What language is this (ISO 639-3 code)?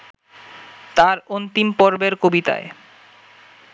ben